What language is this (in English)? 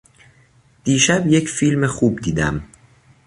Persian